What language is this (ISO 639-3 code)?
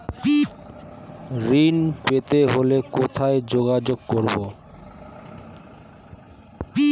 ben